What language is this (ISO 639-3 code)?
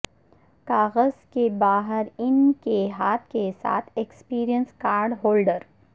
urd